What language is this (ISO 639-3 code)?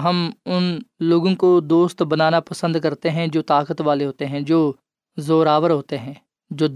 urd